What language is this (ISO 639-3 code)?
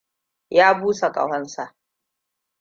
hau